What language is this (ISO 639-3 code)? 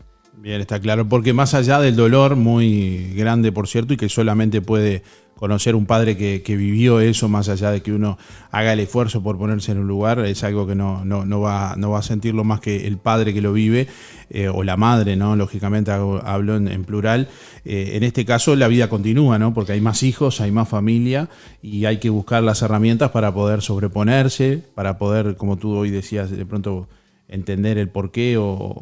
spa